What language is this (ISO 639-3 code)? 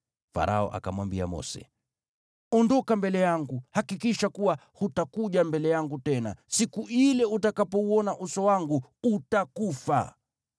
swa